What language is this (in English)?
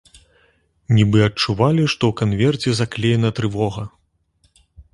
Belarusian